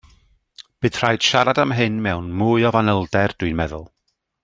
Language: Welsh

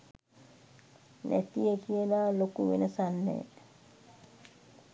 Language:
Sinhala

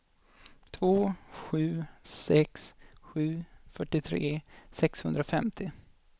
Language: Swedish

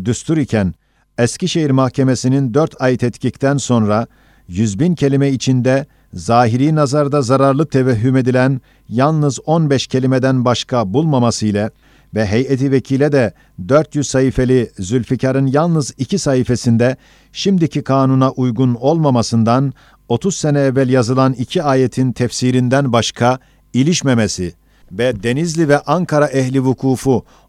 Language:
Turkish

